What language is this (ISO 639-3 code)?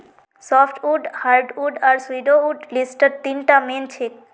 mag